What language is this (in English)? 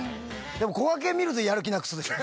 Japanese